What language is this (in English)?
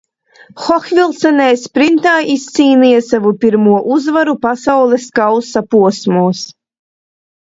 Latvian